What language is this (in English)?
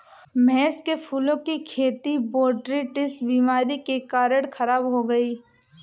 Hindi